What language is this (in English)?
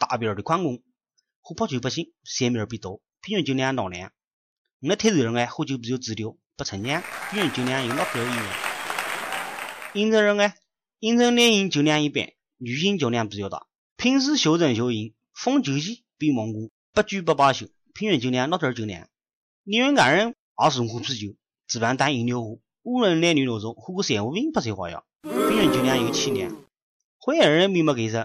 Chinese